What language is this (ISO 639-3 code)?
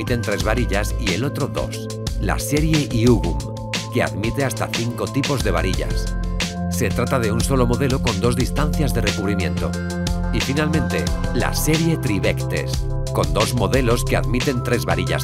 spa